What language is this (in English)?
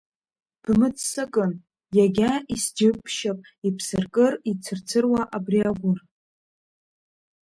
Abkhazian